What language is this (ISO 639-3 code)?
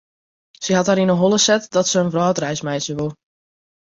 fry